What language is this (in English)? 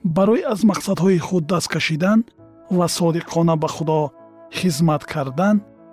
Persian